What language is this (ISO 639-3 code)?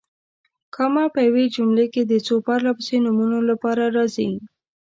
pus